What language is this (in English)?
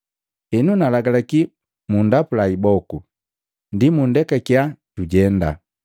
Matengo